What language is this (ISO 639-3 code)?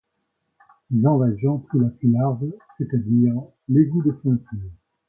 fra